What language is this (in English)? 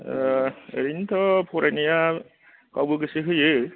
Bodo